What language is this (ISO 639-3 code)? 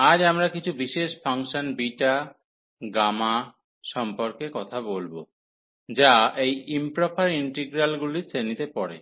ben